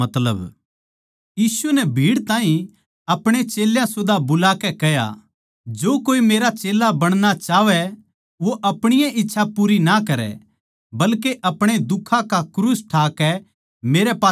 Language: Haryanvi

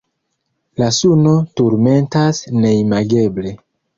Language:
Esperanto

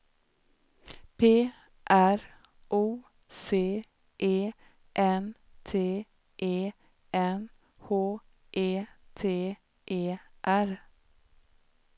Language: Swedish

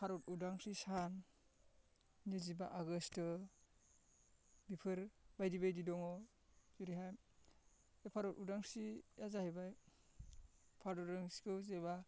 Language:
Bodo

